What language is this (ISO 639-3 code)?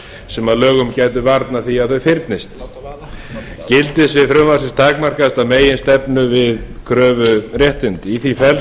isl